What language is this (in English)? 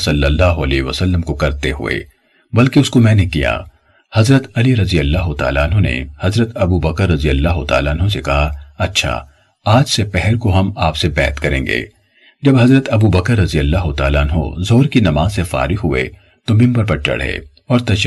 Urdu